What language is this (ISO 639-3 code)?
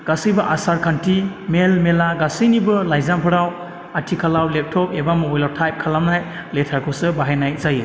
brx